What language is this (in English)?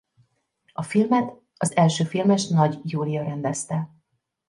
Hungarian